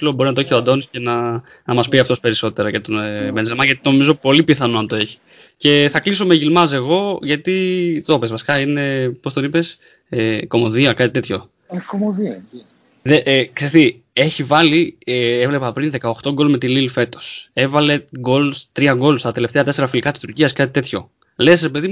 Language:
Greek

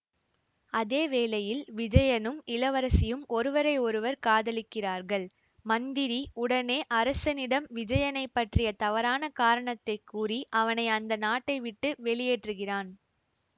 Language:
Tamil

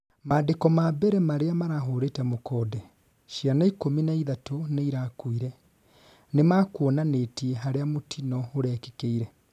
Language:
Kikuyu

